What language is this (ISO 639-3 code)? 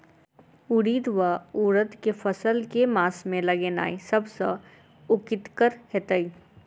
mai